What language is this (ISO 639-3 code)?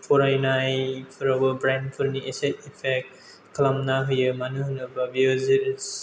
brx